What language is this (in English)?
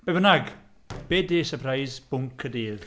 Welsh